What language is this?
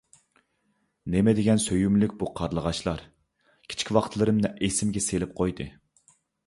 Uyghur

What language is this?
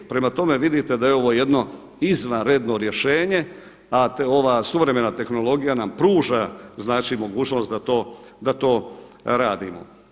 Croatian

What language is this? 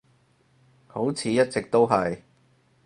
Cantonese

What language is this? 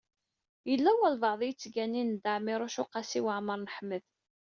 Kabyle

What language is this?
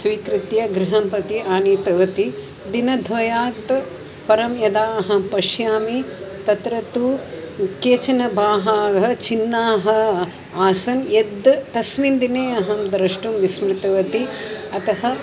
Sanskrit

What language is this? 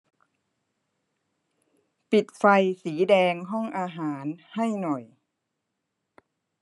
Thai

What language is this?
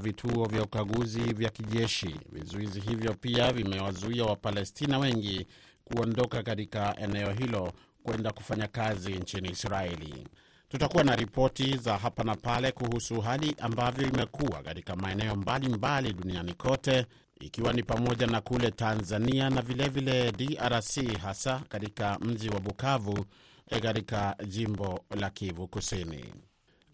Swahili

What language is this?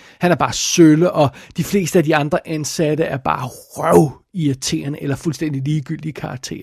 Danish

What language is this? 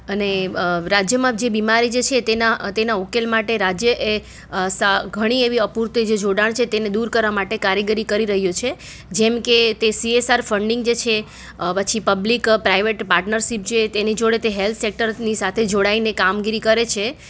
Gujarati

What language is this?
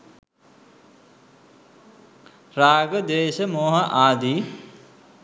Sinhala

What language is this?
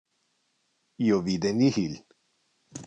Interlingua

